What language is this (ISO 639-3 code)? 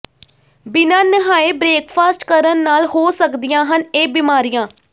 pan